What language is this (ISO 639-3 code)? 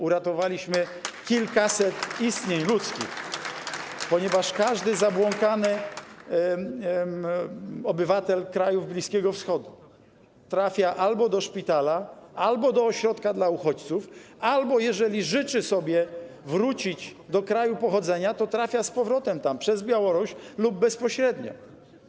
pol